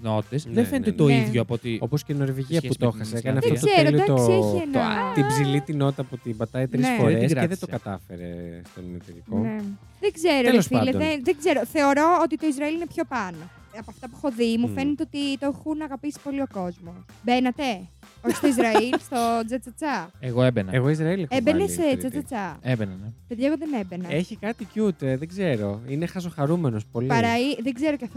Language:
Greek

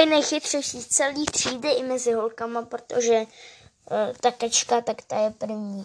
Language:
Czech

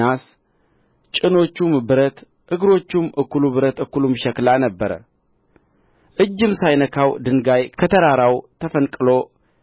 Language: Amharic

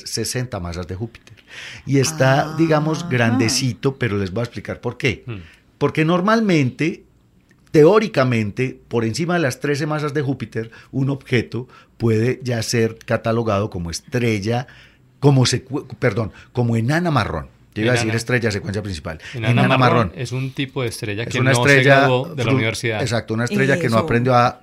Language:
Spanish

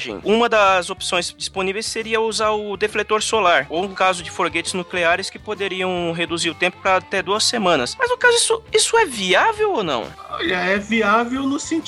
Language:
Portuguese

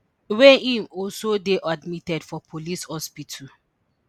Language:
Nigerian Pidgin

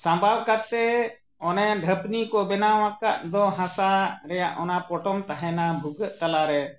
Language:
Santali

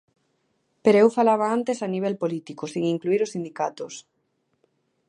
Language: Galician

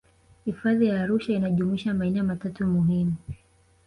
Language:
Swahili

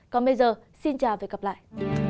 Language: Vietnamese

